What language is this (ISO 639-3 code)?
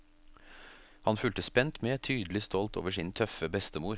nor